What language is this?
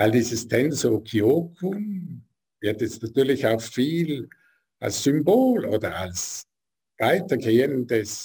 German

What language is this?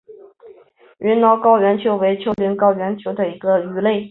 Chinese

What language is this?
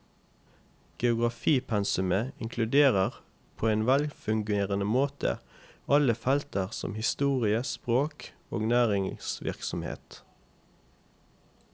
Norwegian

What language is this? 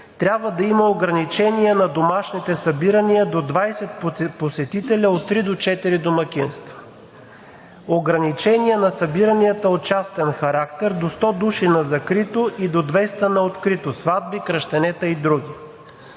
Bulgarian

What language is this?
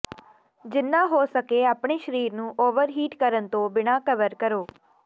Punjabi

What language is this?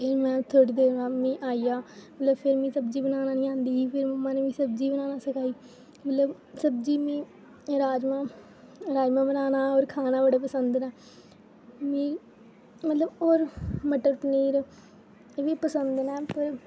Dogri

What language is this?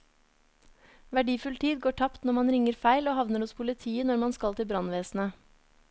Norwegian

